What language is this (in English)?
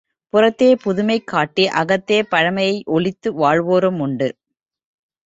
Tamil